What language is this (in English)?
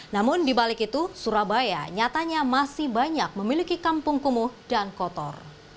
Indonesian